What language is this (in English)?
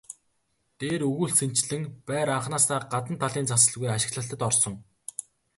Mongolian